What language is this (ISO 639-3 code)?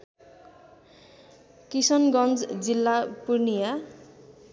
nep